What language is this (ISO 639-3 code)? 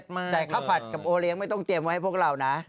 tha